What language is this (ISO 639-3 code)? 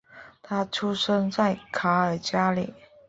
zho